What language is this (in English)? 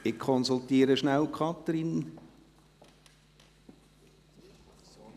Swiss German